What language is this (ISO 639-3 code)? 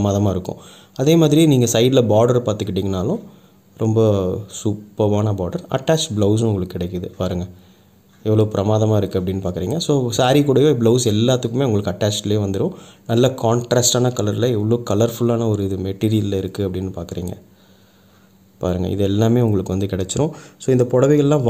hin